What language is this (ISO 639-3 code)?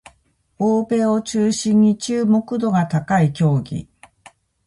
jpn